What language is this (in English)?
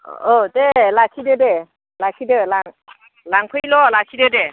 Bodo